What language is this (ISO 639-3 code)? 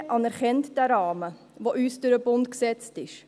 gsw